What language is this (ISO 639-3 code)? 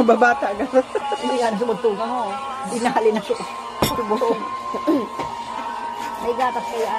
fil